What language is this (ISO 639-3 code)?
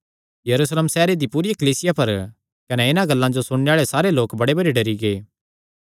xnr